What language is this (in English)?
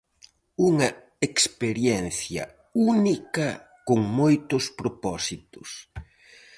Galician